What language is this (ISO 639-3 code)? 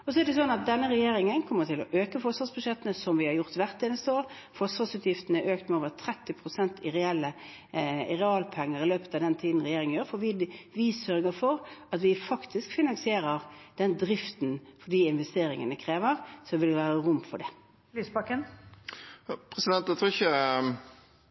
nor